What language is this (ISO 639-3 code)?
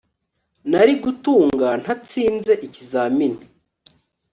kin